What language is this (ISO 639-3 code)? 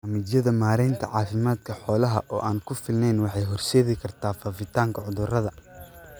som